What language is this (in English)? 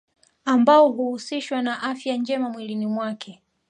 Swahili